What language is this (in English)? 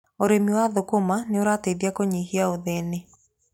Kikuyu